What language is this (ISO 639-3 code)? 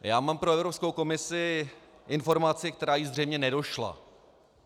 ces